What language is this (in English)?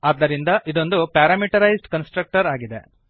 Kannada